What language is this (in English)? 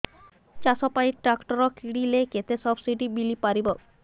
Odia